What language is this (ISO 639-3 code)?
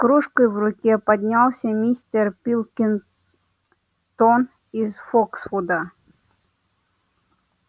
rus